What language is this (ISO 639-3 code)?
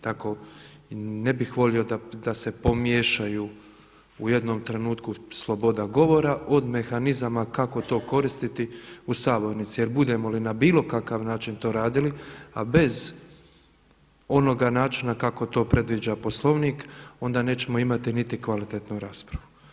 hrv